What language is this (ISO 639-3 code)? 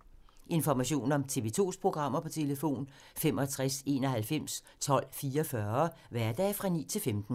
dan